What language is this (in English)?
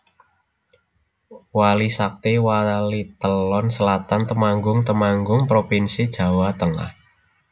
Javanese